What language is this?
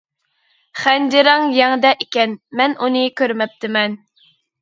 Uyghur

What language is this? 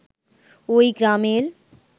Bangla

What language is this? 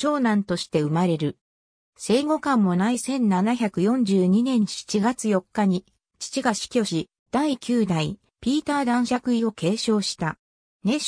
Japanese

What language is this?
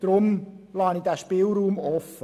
Swiss German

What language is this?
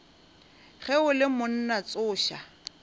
Northern Sotho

